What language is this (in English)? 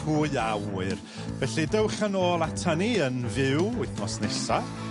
Welsh